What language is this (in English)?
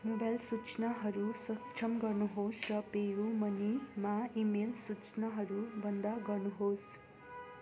Nepali